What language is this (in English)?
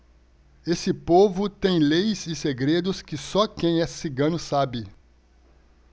Portuguese